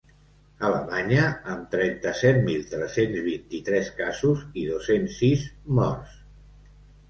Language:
Catalan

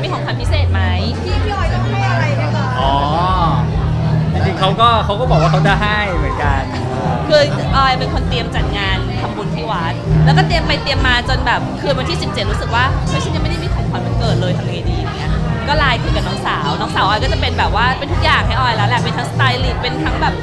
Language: Thai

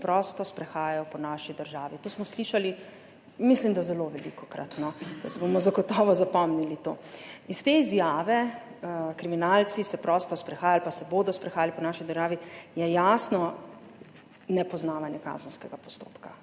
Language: Slovenian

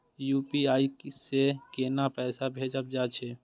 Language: Maithili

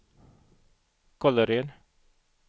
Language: Swedish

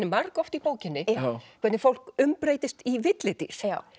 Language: Icelandic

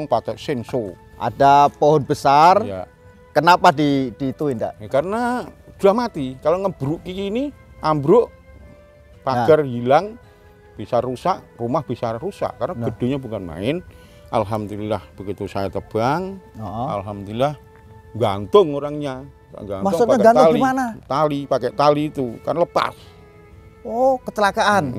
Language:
Indonesian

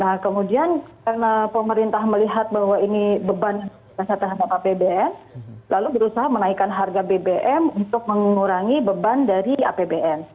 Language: Indonesian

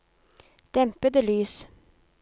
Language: Norwegian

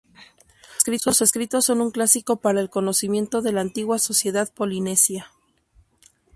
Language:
Spanish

